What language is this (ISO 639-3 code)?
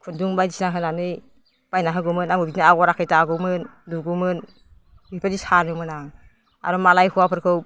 brx